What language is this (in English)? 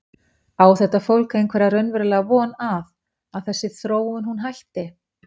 Icelandic